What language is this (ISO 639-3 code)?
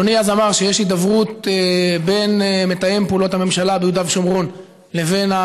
heb